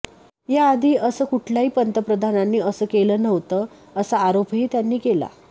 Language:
Marathi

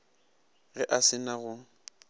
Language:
Northern Sotho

